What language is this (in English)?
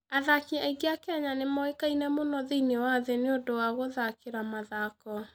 Kikuyu